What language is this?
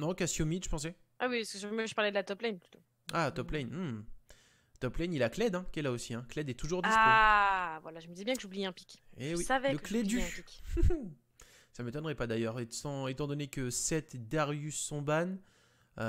French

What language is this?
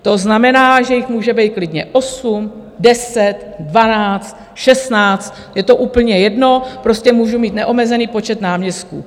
Czech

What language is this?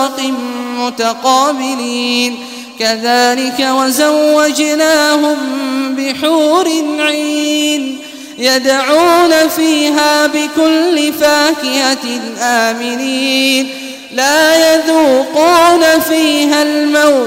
Arabic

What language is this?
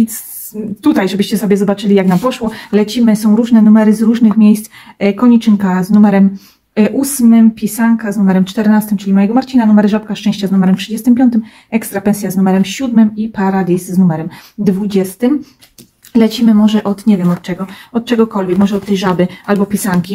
Polish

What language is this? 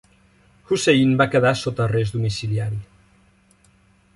Catalan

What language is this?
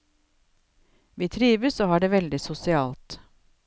Norwegian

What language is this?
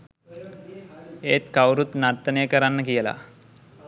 Sinhala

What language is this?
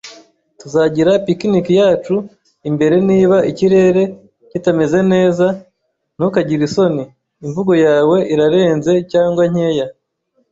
Kinyarwanda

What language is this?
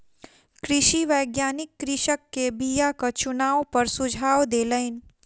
Maithili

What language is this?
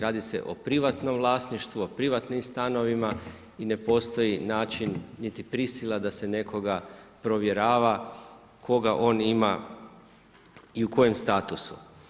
Croatian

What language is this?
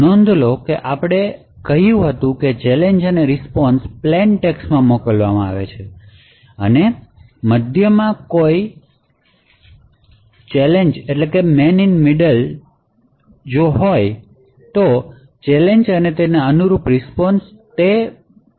Gujarati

